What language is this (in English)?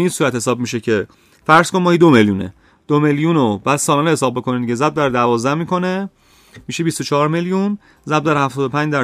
Persian